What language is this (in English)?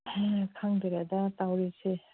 Manipuri